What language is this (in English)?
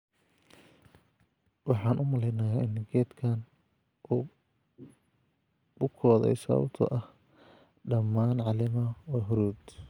Somali